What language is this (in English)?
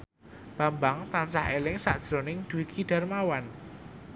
Javanese